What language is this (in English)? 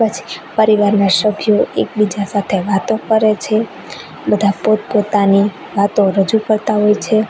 Gujarati